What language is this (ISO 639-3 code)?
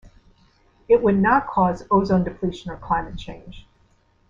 eng